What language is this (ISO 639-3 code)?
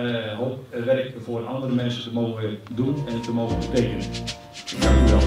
nld